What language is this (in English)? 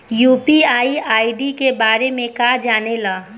Bhojpuri